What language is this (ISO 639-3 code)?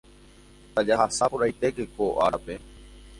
grn